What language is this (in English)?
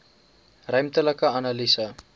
Afrikaans